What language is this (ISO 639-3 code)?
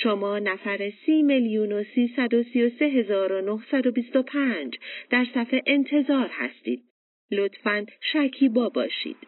fas